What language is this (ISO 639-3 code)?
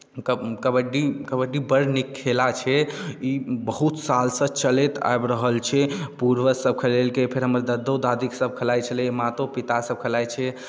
mai